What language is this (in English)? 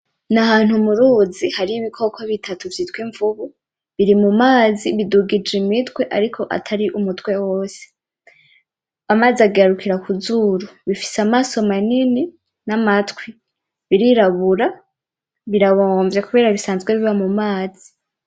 Rundi